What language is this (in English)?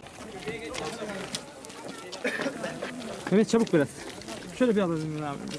Turkish